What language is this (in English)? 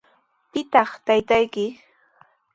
Sihuas Ancash Quechua